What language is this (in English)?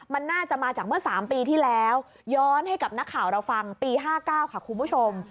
Thai